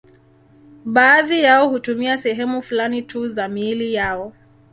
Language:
Swahili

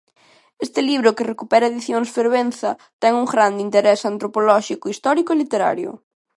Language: Galician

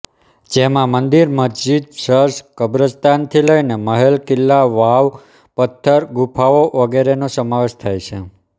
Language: Gujarati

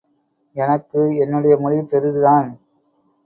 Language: Tamil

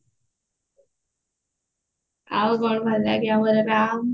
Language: Odia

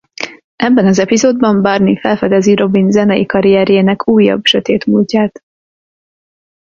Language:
Hungarian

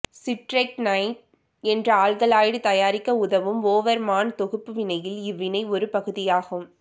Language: Tamil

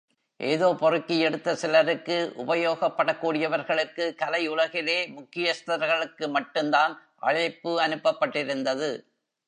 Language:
Tamil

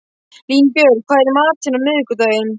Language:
Icelandic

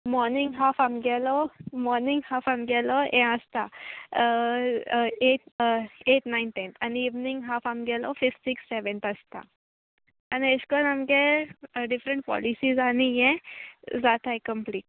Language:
Konkani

